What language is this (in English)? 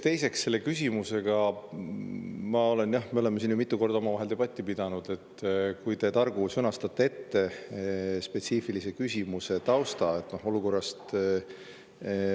Estonian